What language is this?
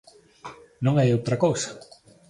Galician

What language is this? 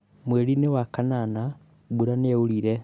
Kikuyu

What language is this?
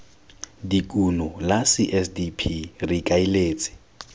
Tswana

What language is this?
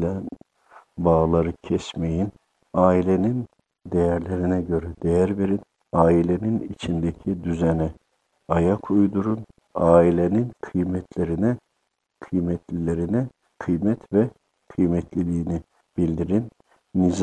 Turkish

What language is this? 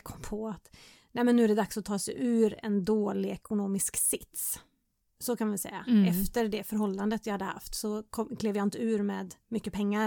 Swedish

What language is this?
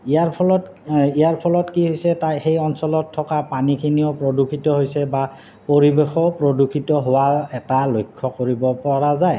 Assamese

